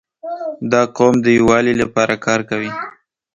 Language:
Pashto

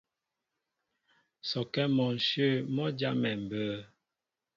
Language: Mbo (Cameroon)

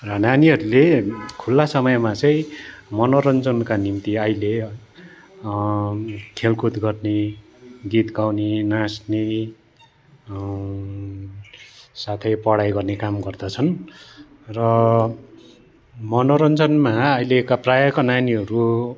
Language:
Nepali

